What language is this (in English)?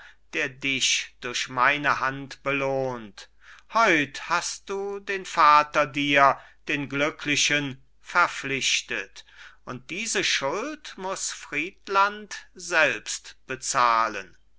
German